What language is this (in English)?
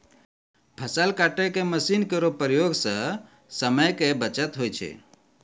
Maithili